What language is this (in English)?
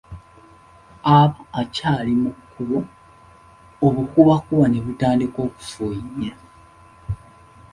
Ganda